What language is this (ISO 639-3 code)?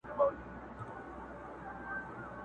pus